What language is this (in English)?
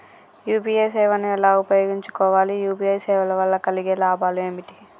Telugu